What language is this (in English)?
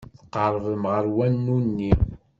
Kabyle